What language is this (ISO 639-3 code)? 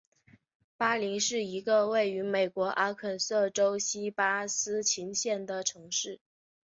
zho